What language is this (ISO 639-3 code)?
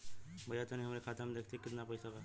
bho